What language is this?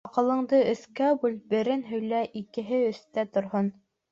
Bashkir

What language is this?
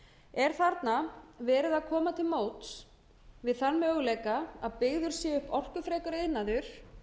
Icelandic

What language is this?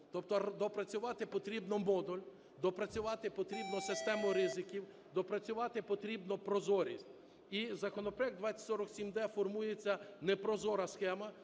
Ukrainian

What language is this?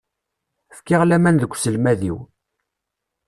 Kabyle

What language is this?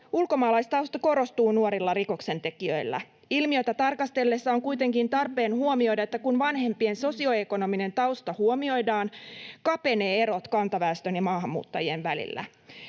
Finnish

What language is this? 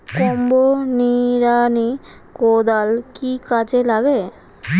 Bangla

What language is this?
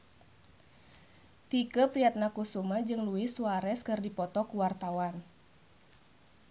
Sundanese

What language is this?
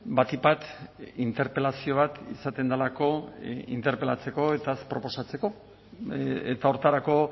Basque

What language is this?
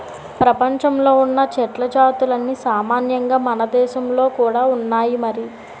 Telugu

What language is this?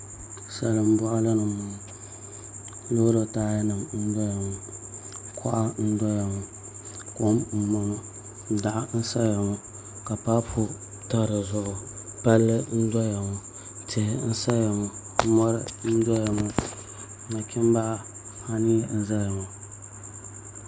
Dagbani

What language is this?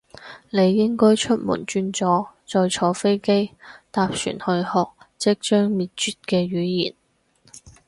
Cantonese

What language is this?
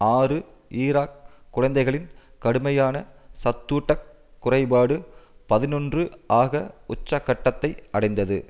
Tamil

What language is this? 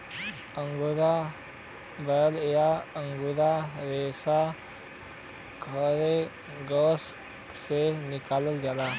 Bhojpuri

